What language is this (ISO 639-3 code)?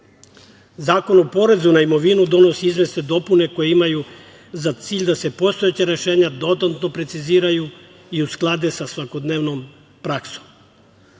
srp